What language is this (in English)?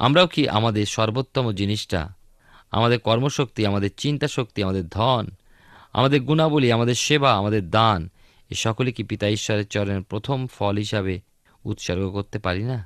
Bangla